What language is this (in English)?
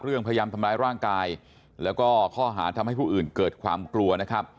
Thai